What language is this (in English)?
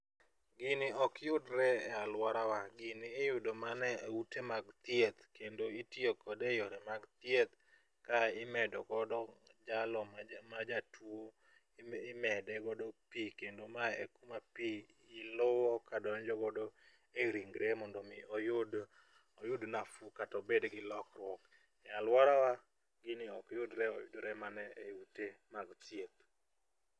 Luo (Kenya and Tanzania)